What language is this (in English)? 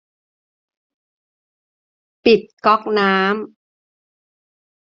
Thai